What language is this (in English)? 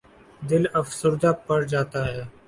Urdu